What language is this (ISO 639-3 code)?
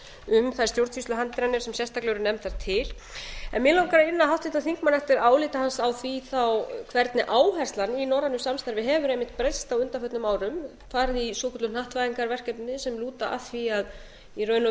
isl